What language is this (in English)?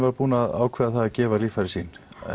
Icelandic